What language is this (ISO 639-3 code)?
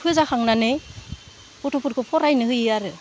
brx